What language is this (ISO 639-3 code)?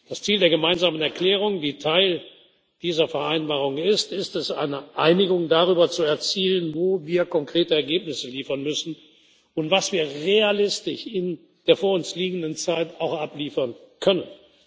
deu